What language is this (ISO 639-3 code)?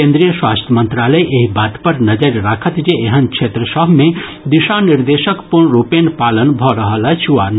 mai